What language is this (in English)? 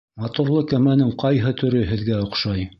Bashkir